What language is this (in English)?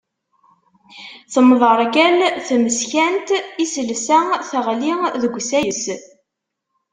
Kabyle